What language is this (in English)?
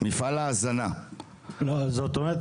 Hebrew